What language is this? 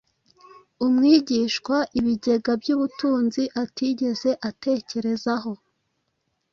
Kinyarwanda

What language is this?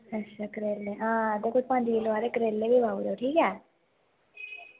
Dogri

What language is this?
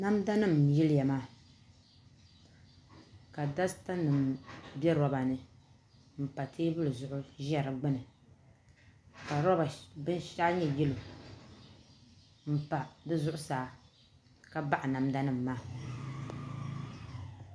Dagbani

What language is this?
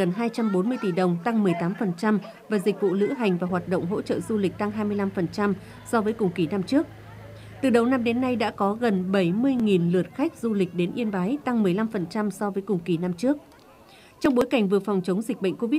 Vietnamese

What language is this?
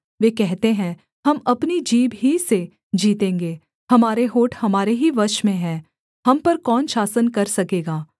Hindi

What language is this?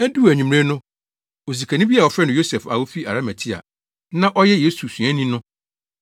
Akan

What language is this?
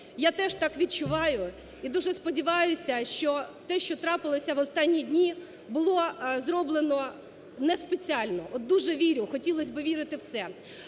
Ukrainian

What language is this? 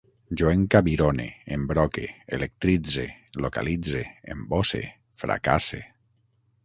Catalan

